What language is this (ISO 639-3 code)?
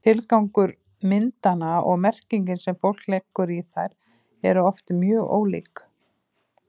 isl